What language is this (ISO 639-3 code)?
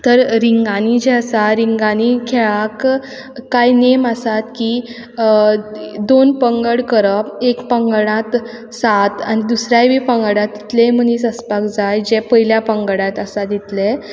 kok